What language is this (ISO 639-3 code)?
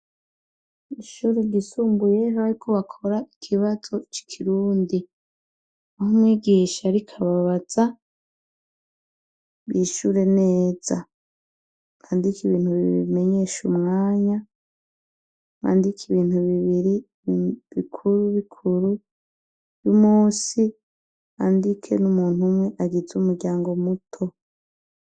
run